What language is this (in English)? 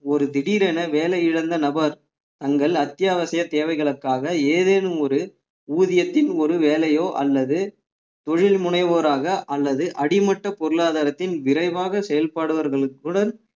Tamil